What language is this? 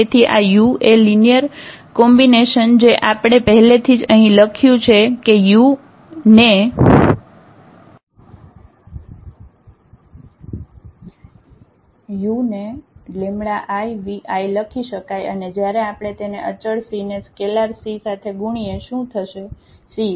Gujarati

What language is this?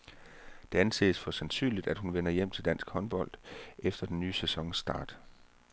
Danish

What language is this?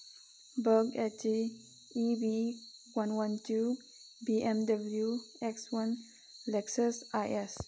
Manipuri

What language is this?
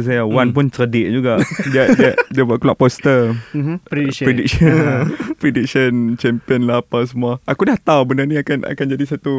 Malay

